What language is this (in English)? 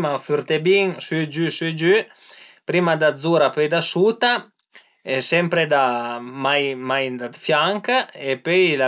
Piedmontese